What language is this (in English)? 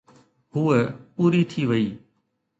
Sindhi